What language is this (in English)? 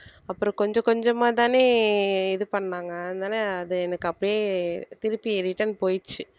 Tamil